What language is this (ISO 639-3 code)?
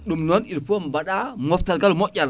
ful